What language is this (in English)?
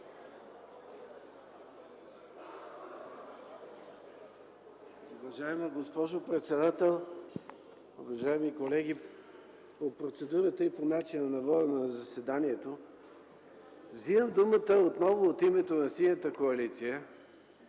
Bulgarian